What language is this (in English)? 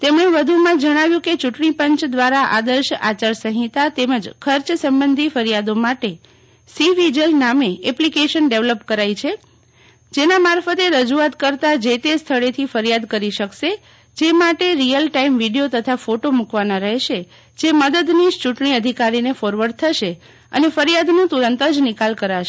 Gujarati